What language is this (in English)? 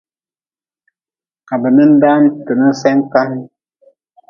Nawdm